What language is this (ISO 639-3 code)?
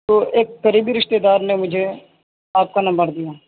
urd